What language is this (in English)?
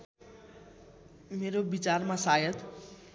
Nepali